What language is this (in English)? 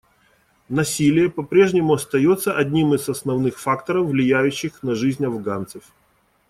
Russian